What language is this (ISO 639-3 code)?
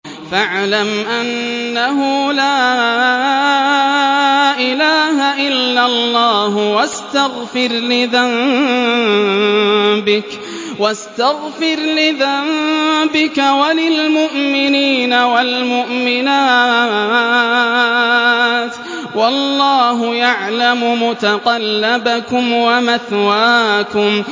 ara